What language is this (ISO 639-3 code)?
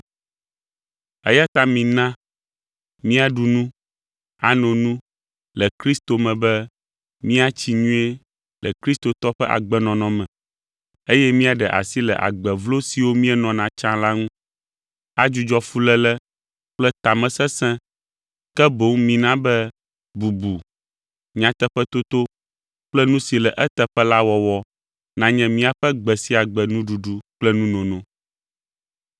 ewe